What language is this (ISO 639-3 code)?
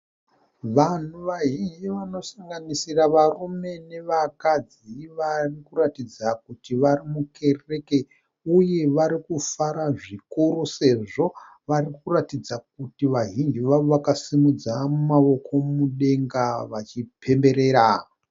sna